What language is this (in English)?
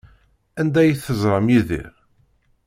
Kabyle